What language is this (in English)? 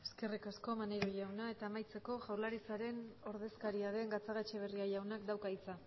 Basque